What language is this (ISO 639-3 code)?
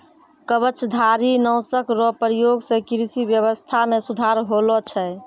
mai